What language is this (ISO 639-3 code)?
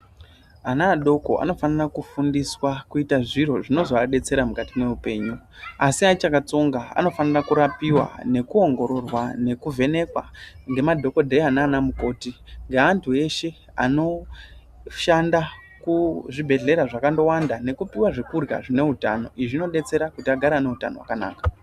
ndc